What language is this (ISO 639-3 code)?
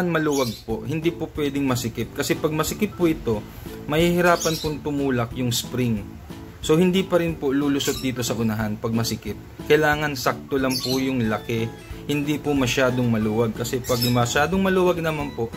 fil